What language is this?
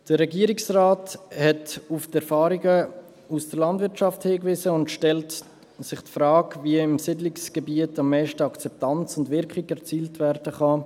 Swiss German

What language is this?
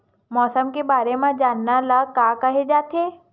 Chhattisgarhi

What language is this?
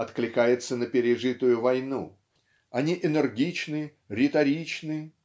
Russian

